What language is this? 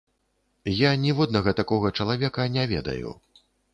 Belarusian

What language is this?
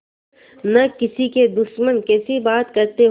Hindi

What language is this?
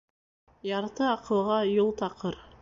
Bashkir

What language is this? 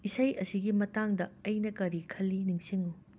Manipuri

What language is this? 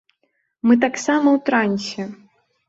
Belarusian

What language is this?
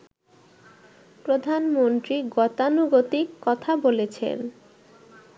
Bangla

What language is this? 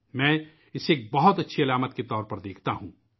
Urdu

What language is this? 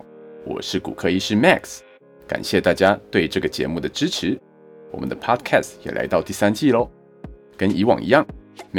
Chinese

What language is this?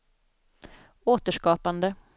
Swedish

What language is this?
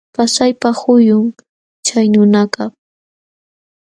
Jauja Wanca Quechua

